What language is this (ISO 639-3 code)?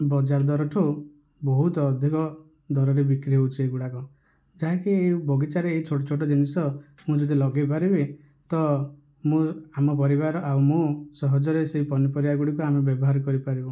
ori